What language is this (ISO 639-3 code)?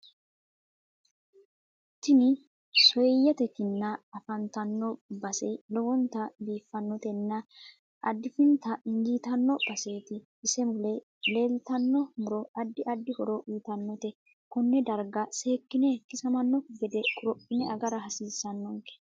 sid